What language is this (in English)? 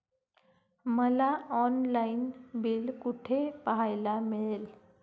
Marathi